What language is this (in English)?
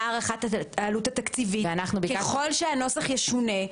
Hebrew